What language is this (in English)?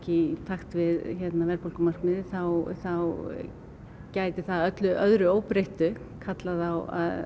Icelandic